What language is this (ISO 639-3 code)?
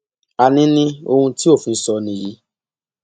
yor